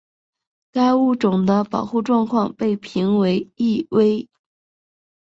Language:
Chinese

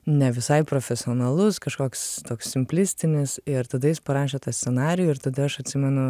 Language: Lithuanian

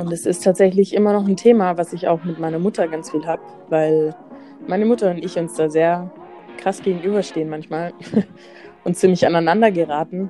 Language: German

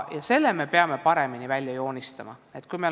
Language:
Estonian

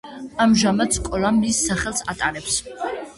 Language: Georgian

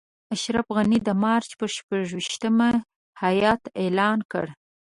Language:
Pashto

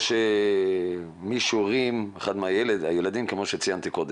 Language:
Hebrew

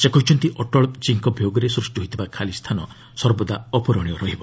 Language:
Odia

